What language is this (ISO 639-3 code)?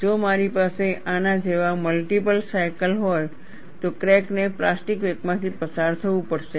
guj